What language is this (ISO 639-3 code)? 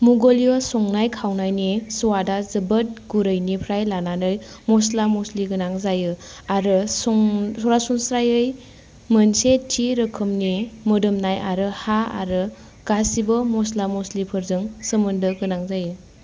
brx